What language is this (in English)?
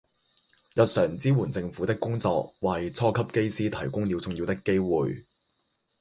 Cantonese